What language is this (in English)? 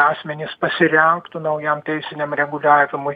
Lithuanian